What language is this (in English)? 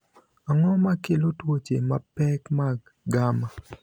Luo (Kenya and Tanzania)